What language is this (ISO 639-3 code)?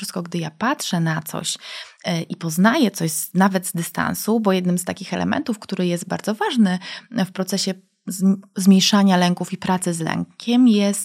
pol